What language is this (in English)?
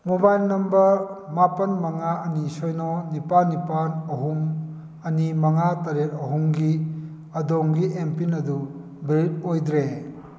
Manipuri